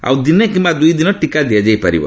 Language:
Odia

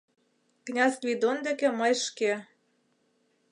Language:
Mari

